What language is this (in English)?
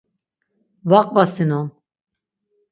Laz